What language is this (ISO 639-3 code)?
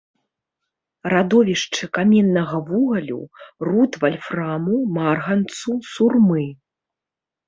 bel